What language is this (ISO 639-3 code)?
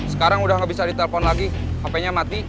ind